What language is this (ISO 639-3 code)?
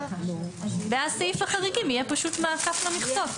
heb